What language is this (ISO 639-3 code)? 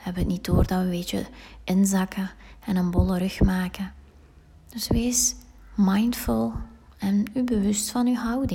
nld